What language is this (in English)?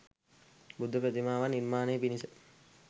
Sinhala